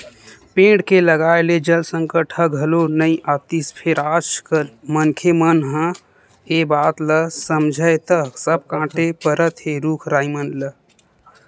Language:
Chhattisgarhi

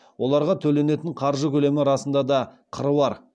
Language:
Kazakh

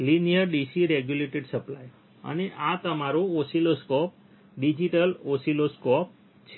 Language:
Gujarati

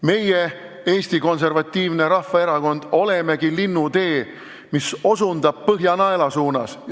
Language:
Estonian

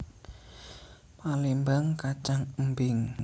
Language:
Javanese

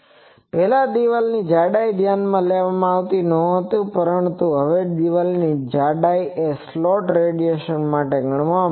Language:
Gujarati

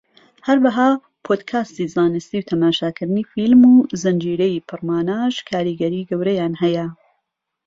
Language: Central Kurdish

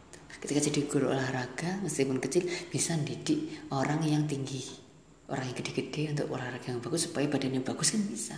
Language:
Indonesian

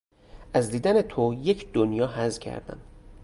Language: Persian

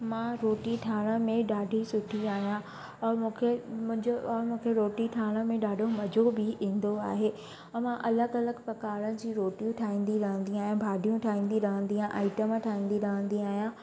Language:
Sindhi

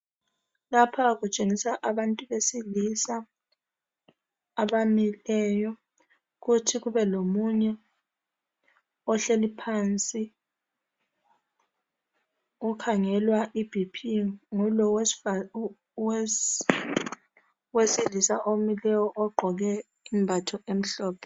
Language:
North Ndebele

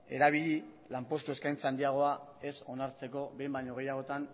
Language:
Basque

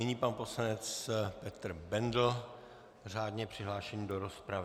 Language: Czech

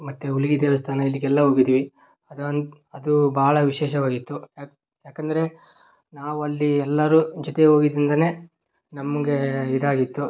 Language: Kannada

